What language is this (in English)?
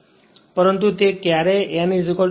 Gujarati